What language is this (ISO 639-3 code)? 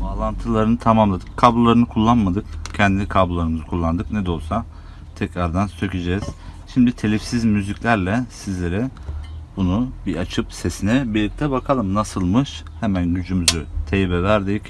tur